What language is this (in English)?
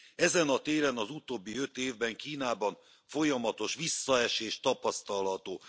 Hungarian